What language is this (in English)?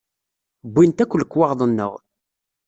Kabyle